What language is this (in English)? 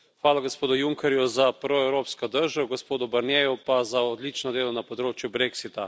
Slovenian